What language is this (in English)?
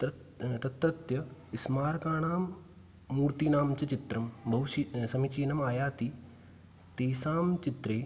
Sanskrit